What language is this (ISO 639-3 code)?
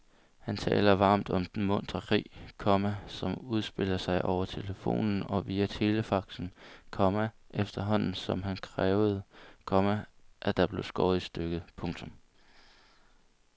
dan